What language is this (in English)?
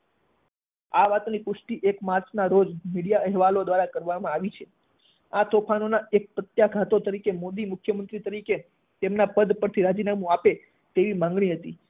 Gujarati